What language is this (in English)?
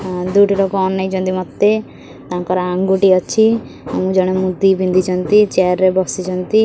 Odia